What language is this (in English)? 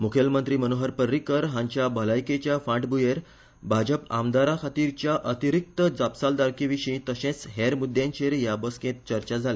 Konkani